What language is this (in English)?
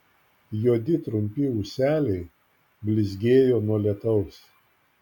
Lithuanian